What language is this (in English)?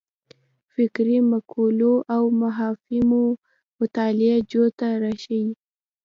Pashto